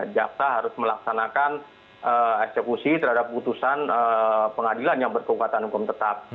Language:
Indonesian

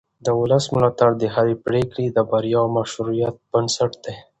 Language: Pashto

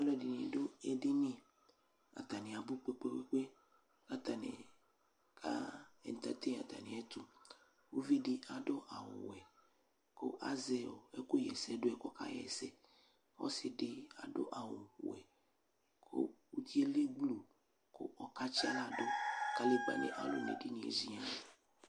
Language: Ikposo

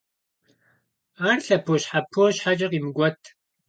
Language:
Kabardian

